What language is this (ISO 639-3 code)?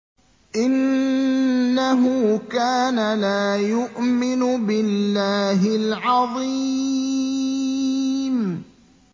ara